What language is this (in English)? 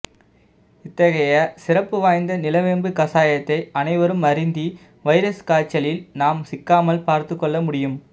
Tamil